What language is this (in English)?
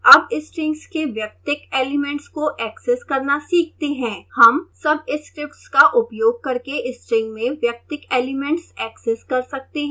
Hindi